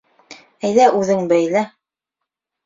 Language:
Bashkir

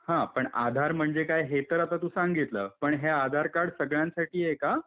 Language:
Marathi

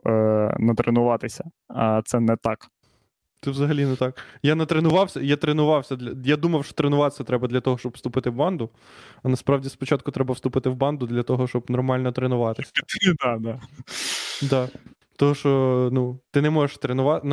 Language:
Ukrainian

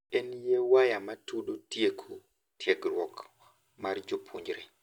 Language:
Luo (Kenya and Tanzania)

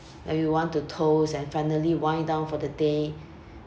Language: English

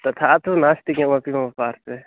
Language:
Sanskrit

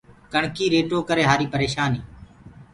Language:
Gurgula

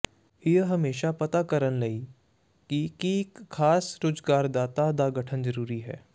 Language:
Punjabi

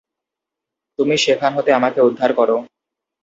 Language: Bangla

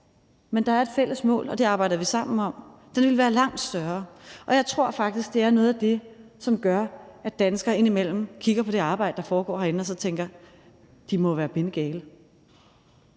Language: Danish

